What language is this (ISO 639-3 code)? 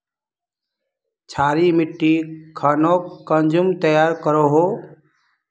mag